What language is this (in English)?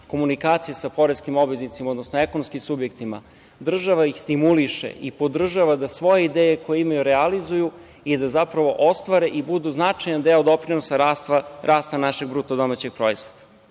Serbian